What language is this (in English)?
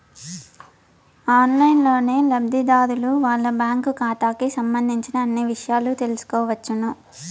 Telugu